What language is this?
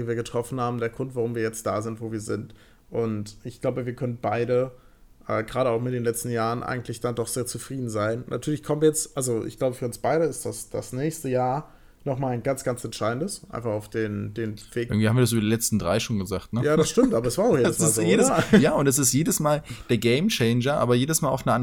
German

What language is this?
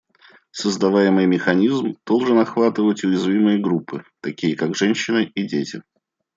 Russian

